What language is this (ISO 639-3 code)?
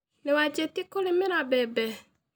kik